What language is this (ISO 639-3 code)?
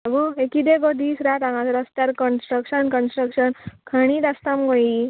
kok